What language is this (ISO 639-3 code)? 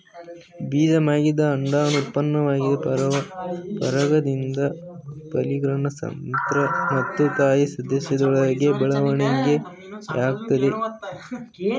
kan